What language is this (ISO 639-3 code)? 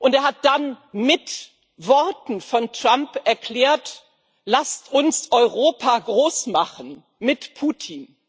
deu